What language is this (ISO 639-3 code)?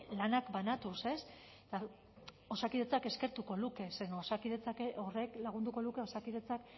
eus